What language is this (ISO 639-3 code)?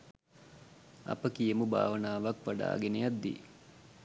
sin